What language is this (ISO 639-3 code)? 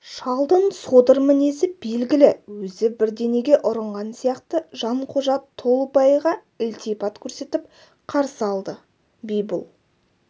kaz